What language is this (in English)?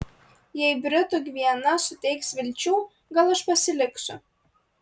Lithuanian